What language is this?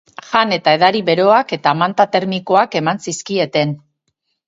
Basque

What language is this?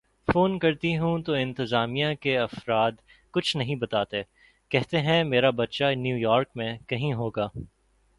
Urdu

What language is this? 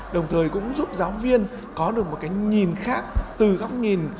Vietnamese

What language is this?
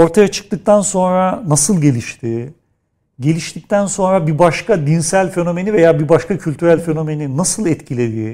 Turkish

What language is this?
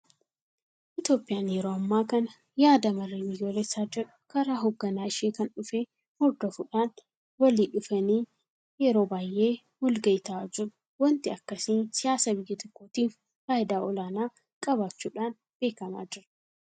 Oromo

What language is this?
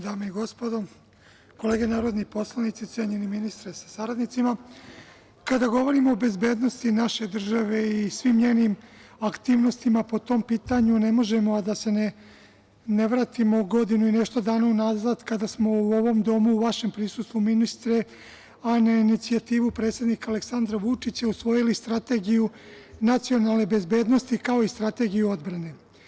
Serbian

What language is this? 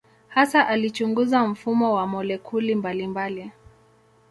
Swahili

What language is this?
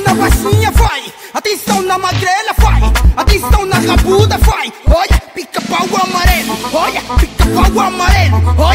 Thai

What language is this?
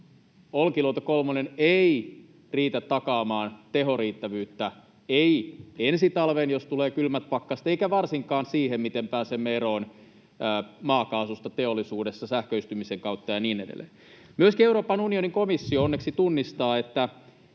Finnish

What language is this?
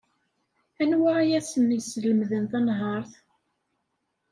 Kabyle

